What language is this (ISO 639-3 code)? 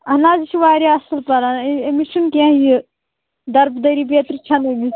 kas